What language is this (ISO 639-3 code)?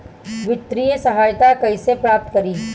bho